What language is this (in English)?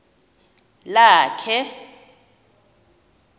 Xhosa